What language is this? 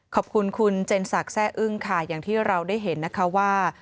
Thai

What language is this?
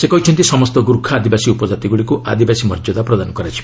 Odia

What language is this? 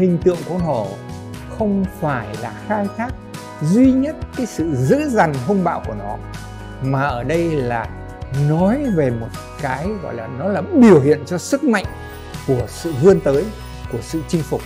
Vietnamese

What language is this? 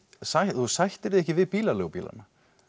Icelandic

